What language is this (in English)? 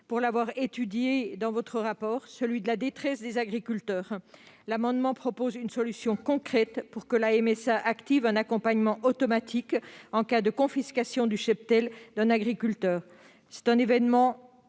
French